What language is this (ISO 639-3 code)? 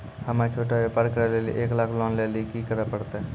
mai